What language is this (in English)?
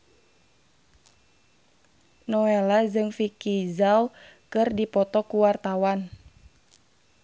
Sundanese